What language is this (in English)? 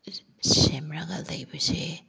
Manipuri